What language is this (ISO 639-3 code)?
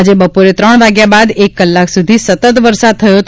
guj